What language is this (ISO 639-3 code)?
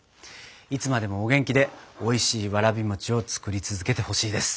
jpn